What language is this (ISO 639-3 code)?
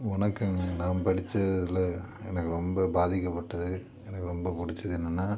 tam